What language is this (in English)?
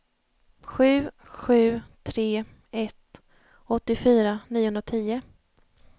Swedish